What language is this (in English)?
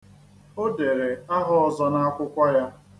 Igbo